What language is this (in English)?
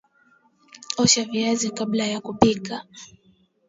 Swahili